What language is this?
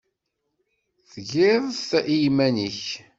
Kabyle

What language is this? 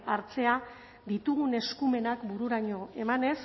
Basque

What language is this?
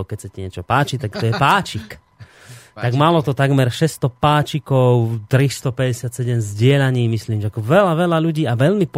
Slovak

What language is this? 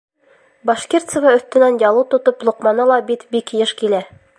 Bashkir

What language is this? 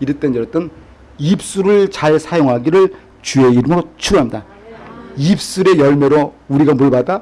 Korean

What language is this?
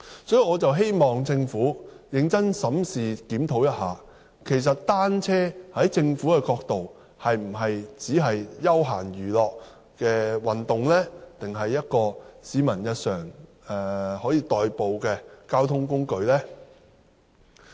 Cantonese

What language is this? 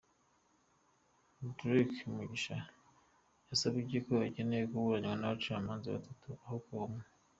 Kinyarwanda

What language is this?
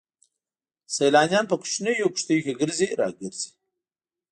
Pashto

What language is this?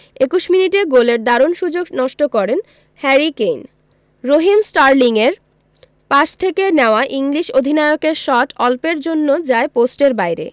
Bangla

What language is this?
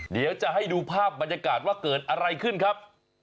Thai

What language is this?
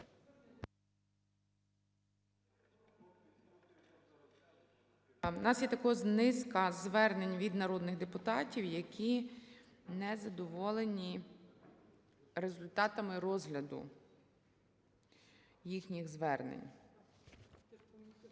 Ukrainian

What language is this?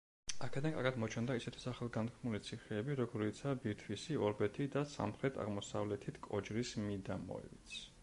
Georgian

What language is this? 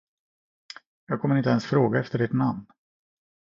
Swedish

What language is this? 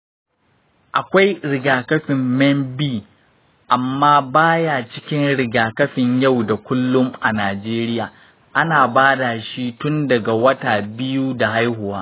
Hausa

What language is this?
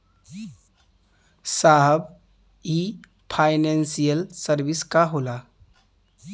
Bhojpuri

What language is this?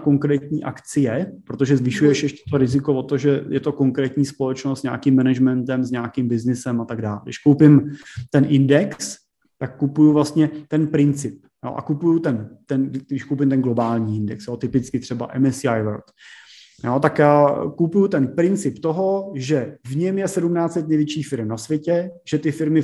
Czech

